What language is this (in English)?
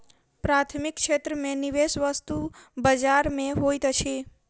Maithili